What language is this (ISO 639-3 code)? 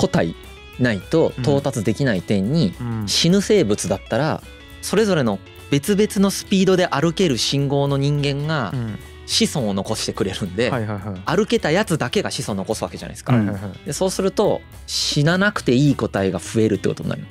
jpn